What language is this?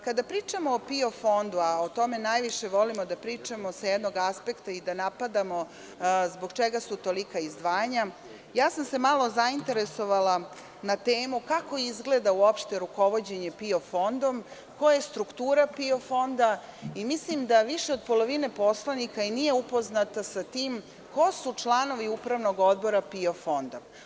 Serbian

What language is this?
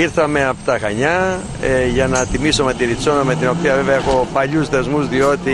Greek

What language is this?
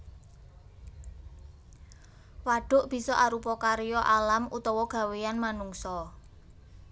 Javanese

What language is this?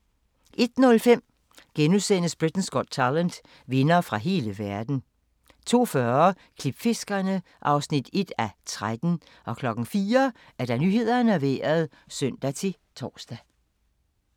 Danish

